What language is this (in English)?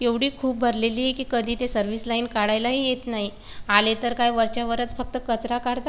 Marathi